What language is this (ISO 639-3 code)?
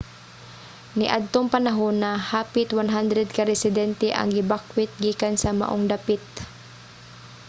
ceb